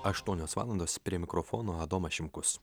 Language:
Lithuanian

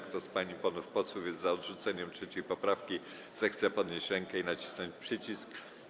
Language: Polish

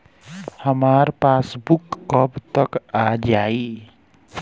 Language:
Bhojpuri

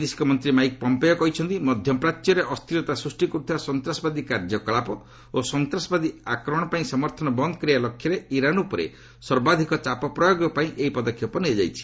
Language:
Odia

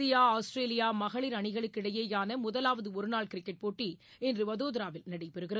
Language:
Tamil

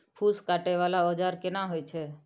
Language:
Maithili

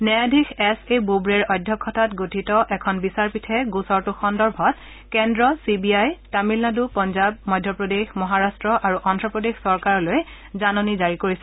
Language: Assamese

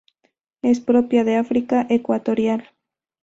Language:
Spanish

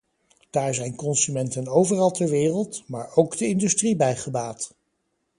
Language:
Dutch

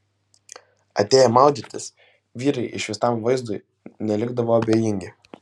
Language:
Lithuanian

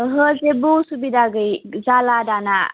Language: Bodo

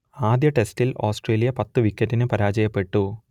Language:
Malayalam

